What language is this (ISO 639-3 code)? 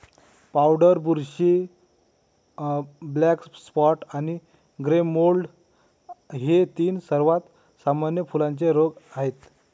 mar